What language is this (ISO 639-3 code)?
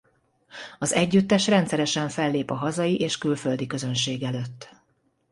hun